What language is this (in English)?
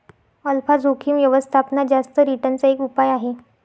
Marathi